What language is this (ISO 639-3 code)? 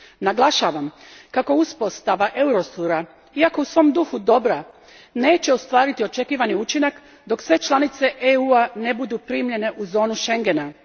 hrv